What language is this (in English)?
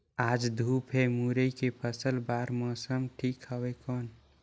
Chhattisgarhi